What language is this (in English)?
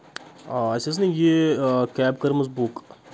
Kashmiri